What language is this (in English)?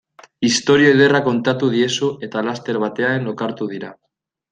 Basque